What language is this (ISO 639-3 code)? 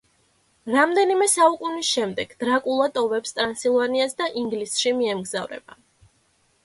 kat